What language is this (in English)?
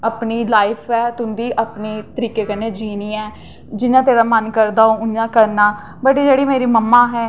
Dogri